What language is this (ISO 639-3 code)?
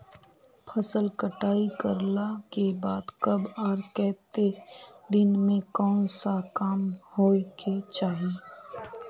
mag